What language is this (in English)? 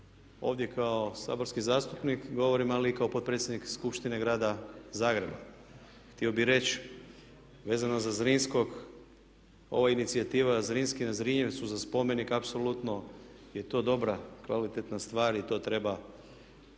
Croatian